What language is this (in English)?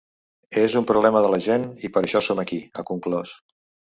Catalan